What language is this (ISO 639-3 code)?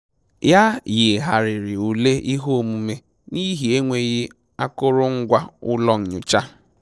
ibo